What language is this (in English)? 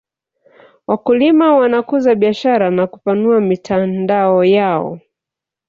Swahili